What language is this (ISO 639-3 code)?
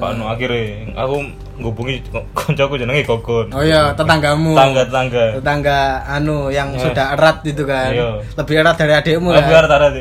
ind